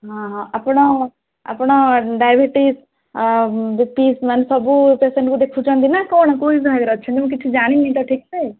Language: Odia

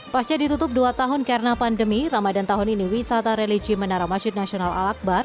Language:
Indonesian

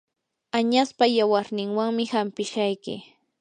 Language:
Yanahuanca Pasco Quechua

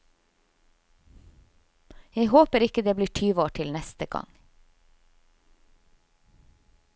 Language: Norwegian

